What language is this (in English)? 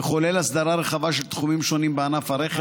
Hebrew